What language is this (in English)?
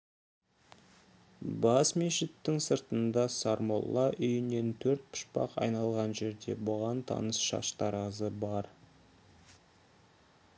Kazakh